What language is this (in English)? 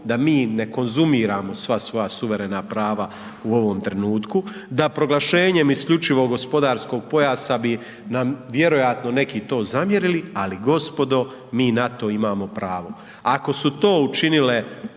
Croatian